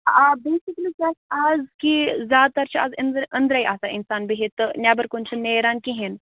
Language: Kashmiri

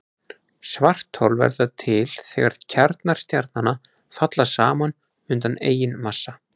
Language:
Icelandic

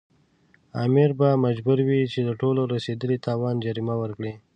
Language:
Pashto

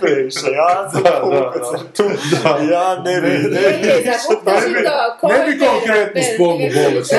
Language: Croatian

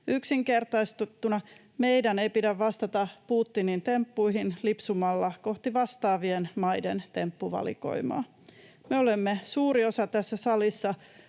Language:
Finnish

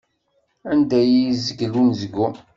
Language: Kabyle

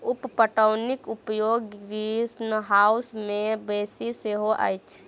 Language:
Maithili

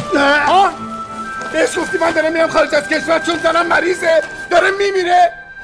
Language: Persian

